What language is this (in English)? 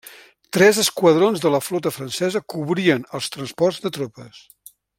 Catalan